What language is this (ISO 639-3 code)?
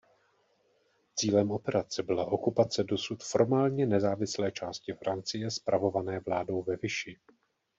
ces